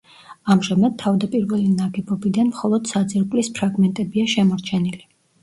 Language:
Georgian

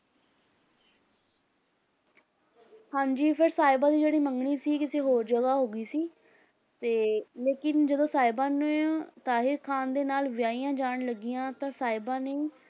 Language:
Punjabi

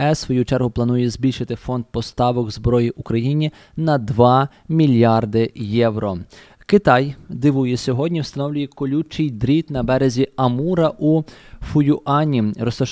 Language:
Ukrainian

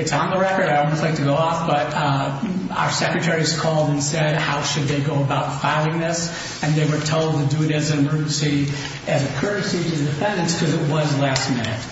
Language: English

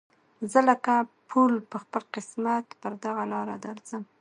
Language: Pashto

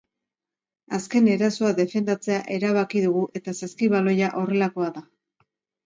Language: Basque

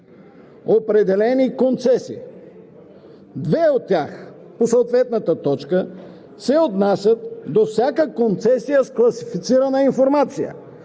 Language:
Bulgarian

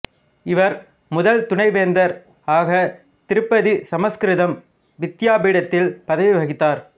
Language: Tamil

